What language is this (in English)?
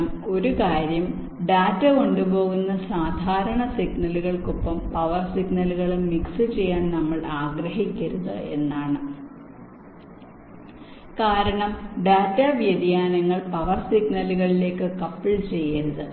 Malayalam